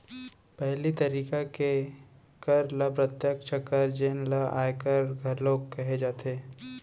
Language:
Chhattisgarhi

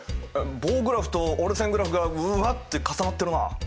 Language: Japanese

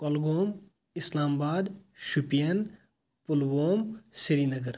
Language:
Kashmiri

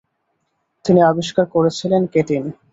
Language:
Bangla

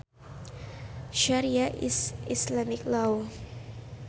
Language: Sundanese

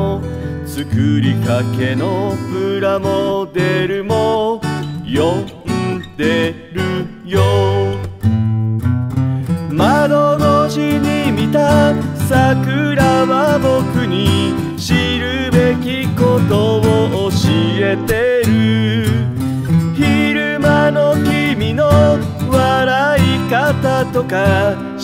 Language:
Japanese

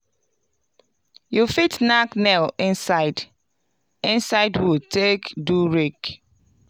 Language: Nigerian Pidgin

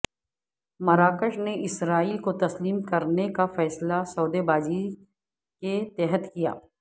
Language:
Urdu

